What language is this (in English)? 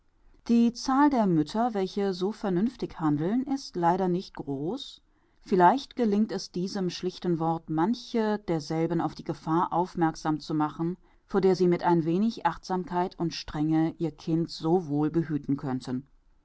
German